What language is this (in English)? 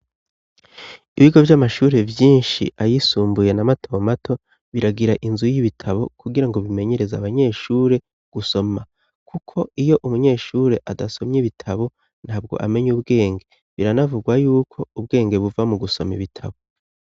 Rundi